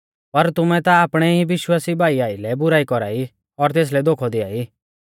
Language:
Mahasu Pahari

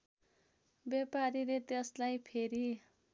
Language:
Nepali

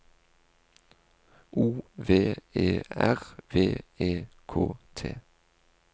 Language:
Norwegian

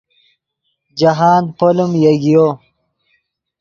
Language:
Yidgha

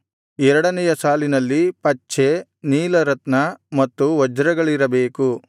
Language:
Kannada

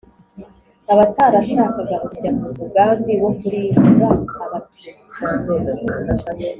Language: Kinyarwanda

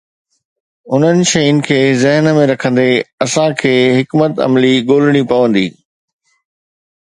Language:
Sindhi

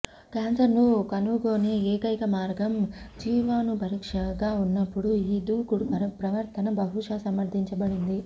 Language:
Telugu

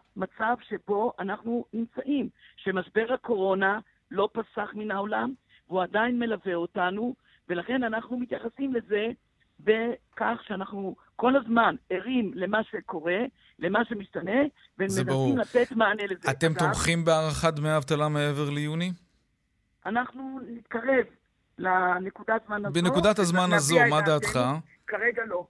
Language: Hebrew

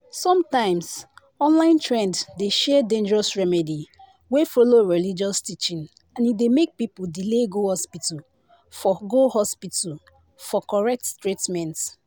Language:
Nigerian Pidgin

